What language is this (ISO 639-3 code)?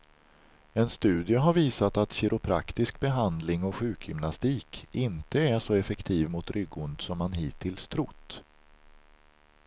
swe